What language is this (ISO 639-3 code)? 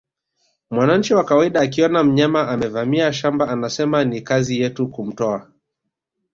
swa